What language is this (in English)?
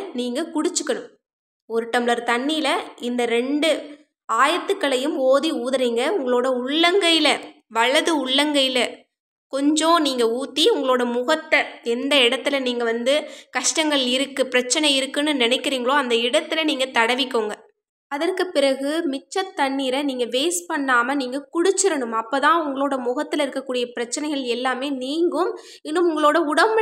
Tamil